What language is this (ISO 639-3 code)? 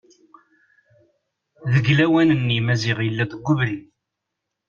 kab